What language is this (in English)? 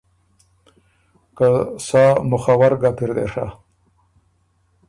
Ormuri